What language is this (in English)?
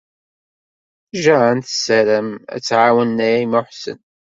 Kabyle